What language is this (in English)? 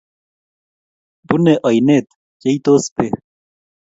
Kalenjin